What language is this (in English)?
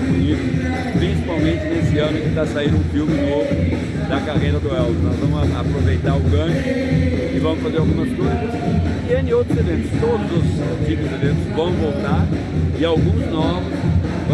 Portuguese